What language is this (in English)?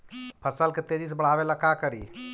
Magahi